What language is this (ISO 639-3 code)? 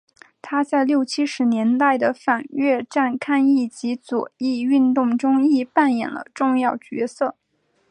zho